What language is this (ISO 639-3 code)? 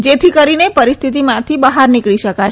guj